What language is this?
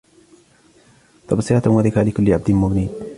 Arabic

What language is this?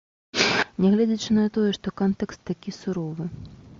Belarusian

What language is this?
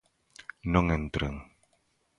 Galician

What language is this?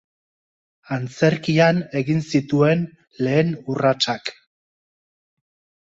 Basque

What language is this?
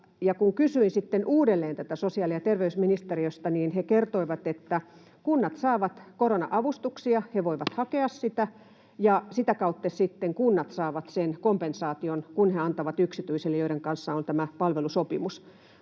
Finnish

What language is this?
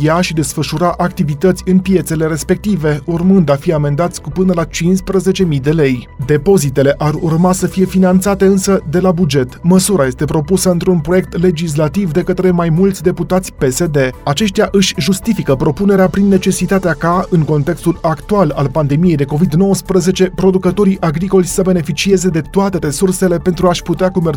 Romanian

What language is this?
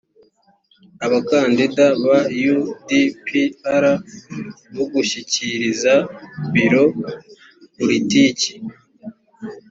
Kinyarwanda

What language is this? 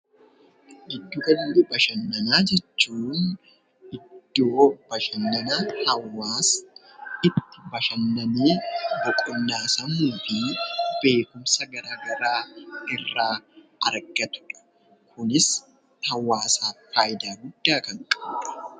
Oromo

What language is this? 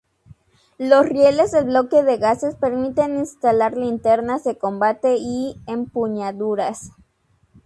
Spanish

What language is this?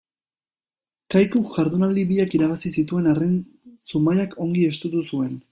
Basque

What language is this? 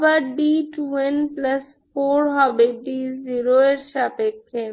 Bangla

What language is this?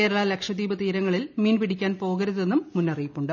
Malayalam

